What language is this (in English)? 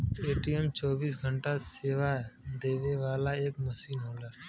Bhojpuri